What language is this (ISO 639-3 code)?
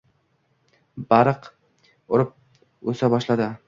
uzb